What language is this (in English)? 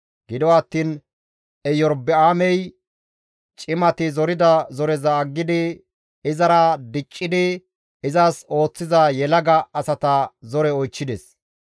Gamo